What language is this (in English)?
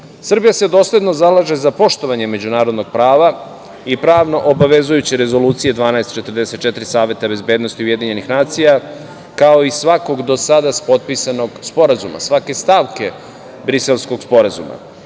Serbian